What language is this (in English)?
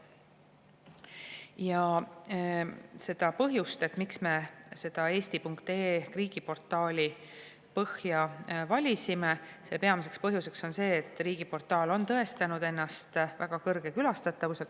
Estonian